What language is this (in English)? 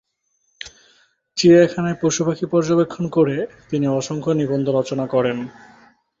Bangla